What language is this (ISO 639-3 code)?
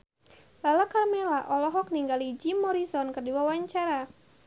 sun